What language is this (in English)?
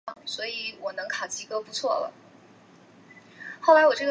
Chinese